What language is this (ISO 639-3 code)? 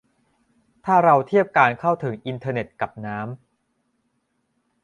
tha